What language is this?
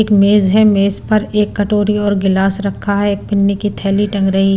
Hindi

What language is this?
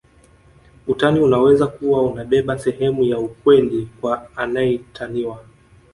Swahili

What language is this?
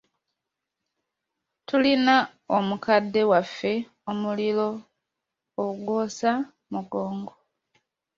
Ganda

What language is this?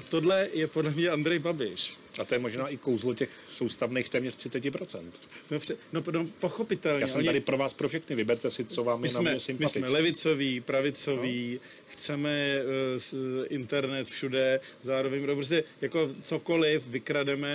Czech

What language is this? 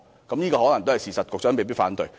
Cantonese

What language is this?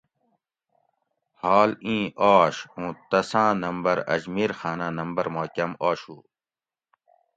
Gawri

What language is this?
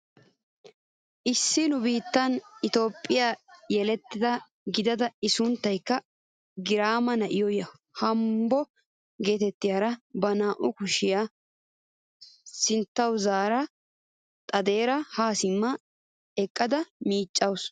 Wolaytta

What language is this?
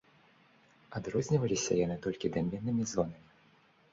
Belarusian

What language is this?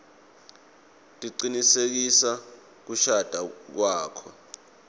Swati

